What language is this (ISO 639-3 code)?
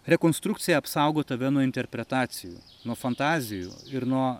lit